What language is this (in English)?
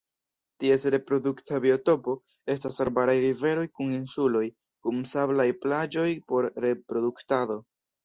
Esperanto